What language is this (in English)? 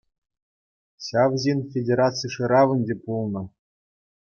Chuvash